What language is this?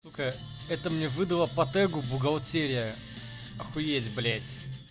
Russian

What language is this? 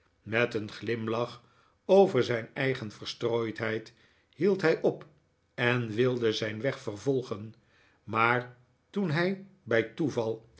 Dutch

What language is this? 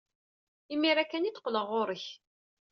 Kabyle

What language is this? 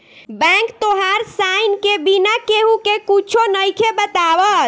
Bhojpuri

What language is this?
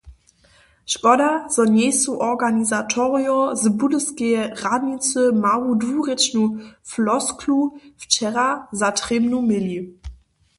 Upper Sorbian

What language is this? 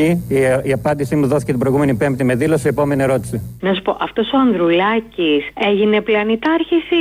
Greek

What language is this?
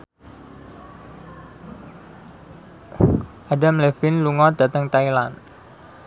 Javanese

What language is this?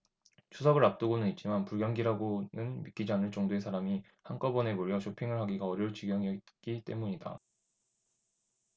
Korean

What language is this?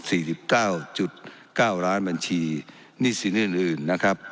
Thai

